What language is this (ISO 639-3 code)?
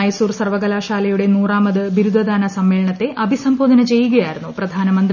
mal